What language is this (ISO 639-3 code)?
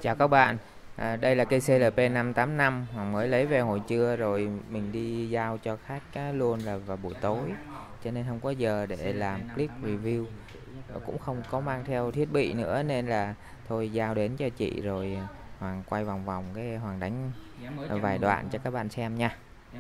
vie